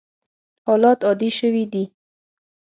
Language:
Pashto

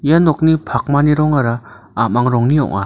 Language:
Garo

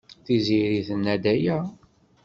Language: Kabyle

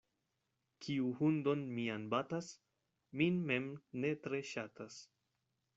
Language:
Esperanto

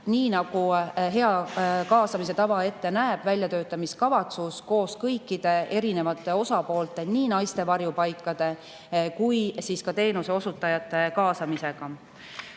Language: Estonian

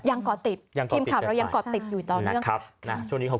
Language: Thai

